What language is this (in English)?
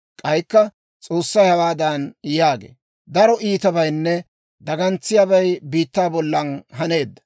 Dawro